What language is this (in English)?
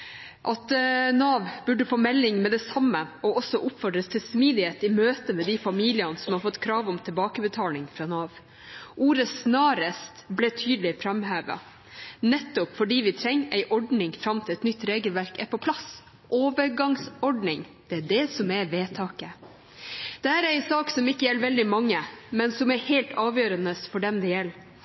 Norwegian Bokmål